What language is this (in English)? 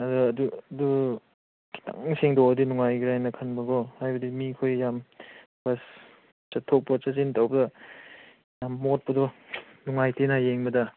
Manipuri